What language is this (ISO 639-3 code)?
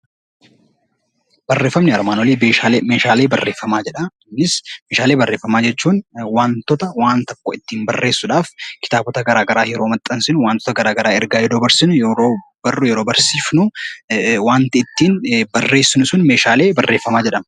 orm